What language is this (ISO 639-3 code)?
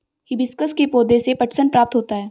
hin